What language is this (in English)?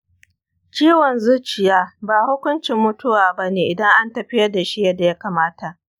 Hausa